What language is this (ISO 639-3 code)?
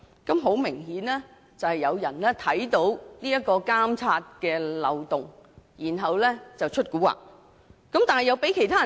yue